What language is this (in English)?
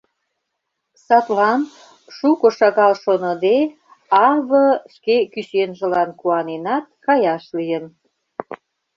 Mari